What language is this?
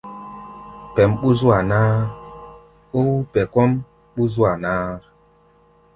Gbaya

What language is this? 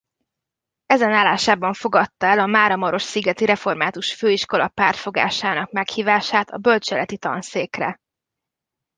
Hungarian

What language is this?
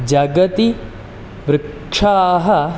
Sanskrit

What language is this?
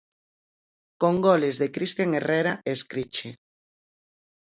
Galician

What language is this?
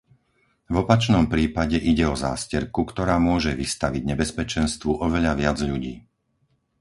Slovak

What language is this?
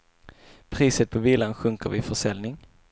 Swedish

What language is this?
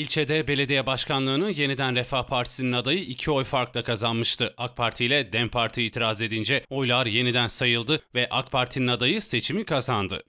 Turkish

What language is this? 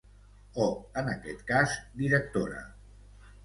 Catalan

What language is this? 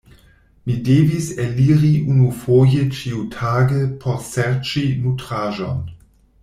Esperanto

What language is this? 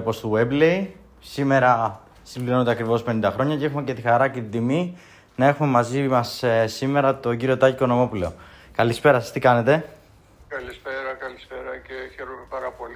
Greek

